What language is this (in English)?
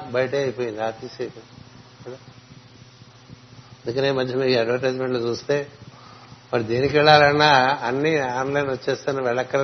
Telugu